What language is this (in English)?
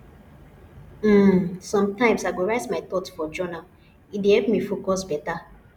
Nigerian Pidgin